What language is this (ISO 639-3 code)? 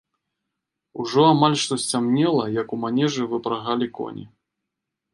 bel